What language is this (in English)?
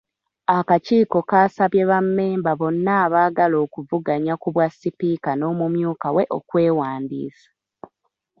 Ganda